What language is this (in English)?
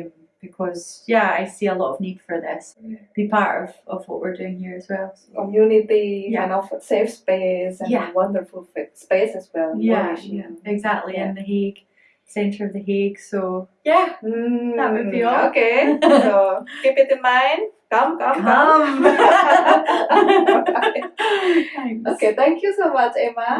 English